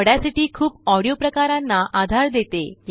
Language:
Marathi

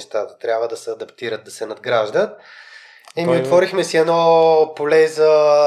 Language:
Bulgarian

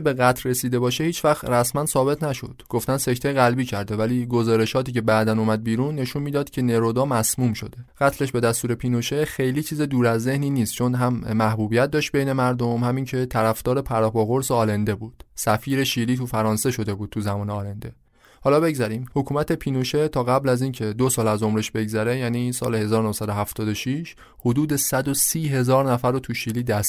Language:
Persian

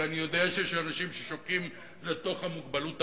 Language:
Hebrew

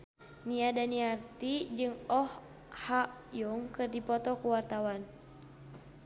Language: Sundanese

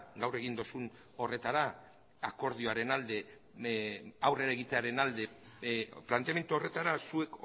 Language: Basque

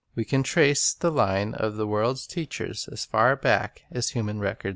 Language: English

